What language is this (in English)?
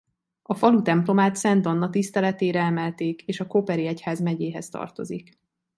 Hungarian